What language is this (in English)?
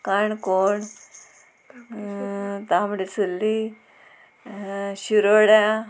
Konkani